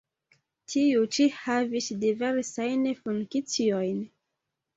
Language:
Esperanto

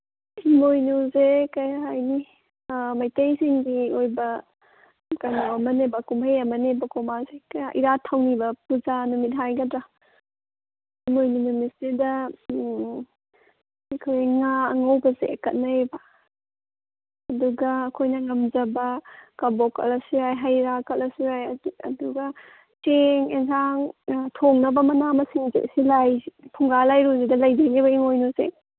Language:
Manipuri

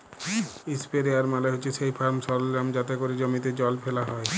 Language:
Bangla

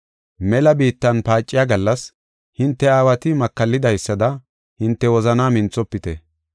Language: Gofa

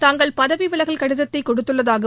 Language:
Tamil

